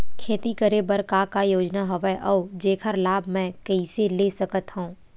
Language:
Chhattisgarhi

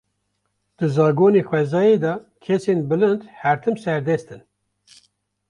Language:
Kurdish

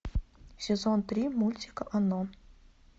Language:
Russian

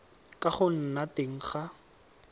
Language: Tswana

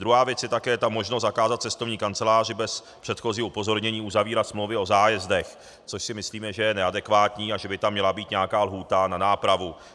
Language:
Czech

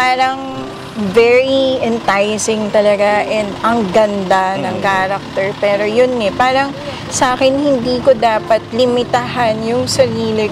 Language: Filipino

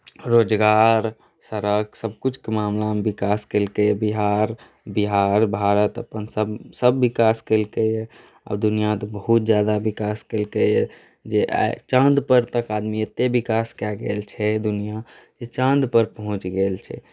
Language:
Maithili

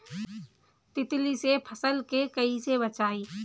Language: Bhojpuri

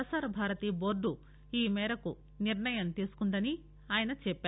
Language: Telugu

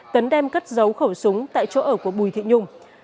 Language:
Vietnamese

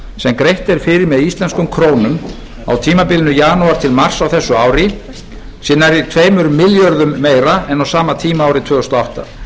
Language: Icelandic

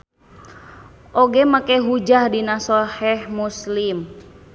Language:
Sundanese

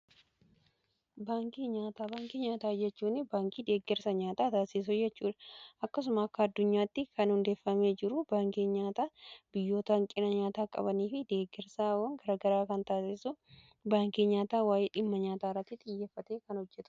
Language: Oromo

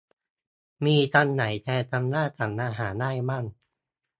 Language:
Thai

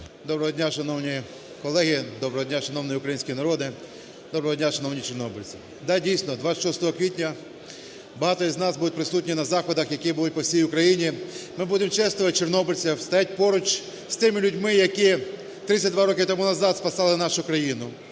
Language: Ukrainian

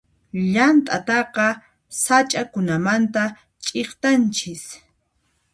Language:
Puno Quechua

